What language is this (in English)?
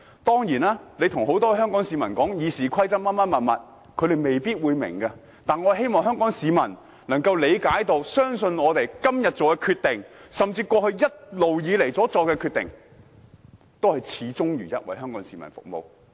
Cantonese